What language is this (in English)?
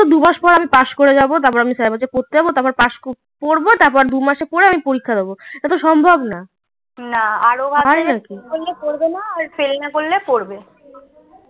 Bangla